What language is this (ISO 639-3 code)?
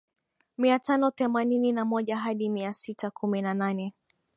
swa